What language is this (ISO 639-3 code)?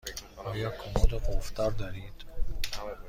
fas